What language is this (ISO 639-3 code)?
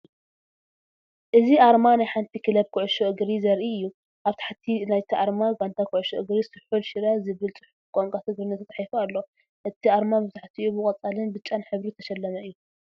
tir